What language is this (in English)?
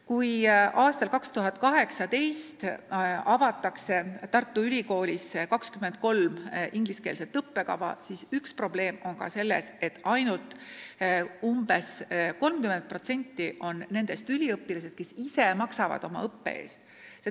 Estonian